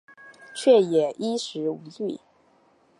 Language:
Chinese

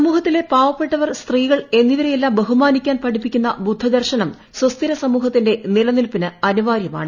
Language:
Malayalam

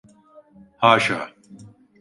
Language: Turkish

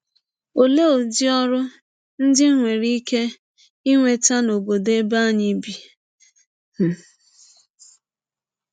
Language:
Igbo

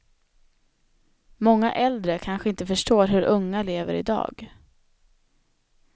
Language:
Swedish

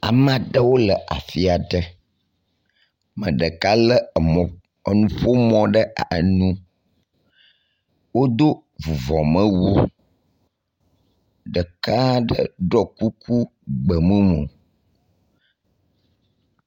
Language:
Ewe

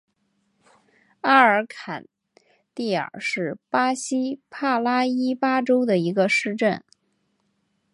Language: Chinese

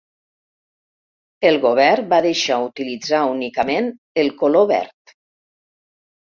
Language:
Catalan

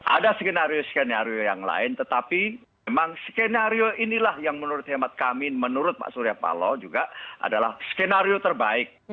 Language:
Indonesian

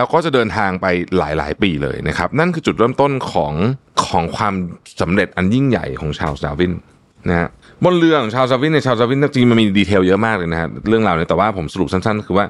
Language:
Thai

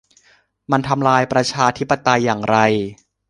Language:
Thai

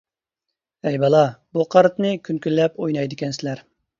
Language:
Uyghur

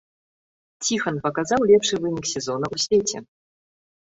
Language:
Belarusian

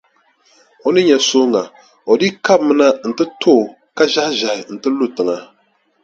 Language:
Dagbani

